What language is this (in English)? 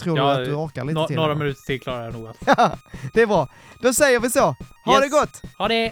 Swedish